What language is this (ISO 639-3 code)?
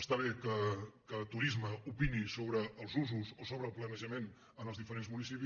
cat